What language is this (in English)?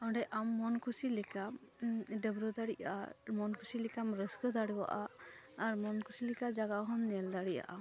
Santali